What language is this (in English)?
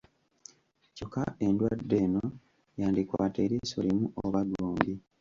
Ganda